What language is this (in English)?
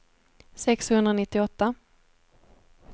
Swedish